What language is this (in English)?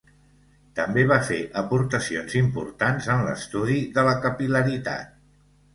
Catalan